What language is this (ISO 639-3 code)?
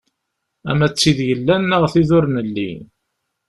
kab